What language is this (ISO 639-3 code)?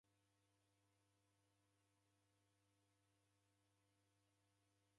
dav